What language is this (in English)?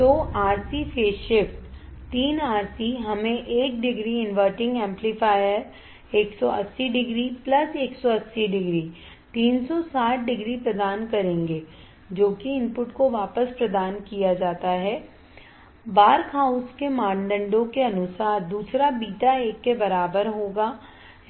Hindi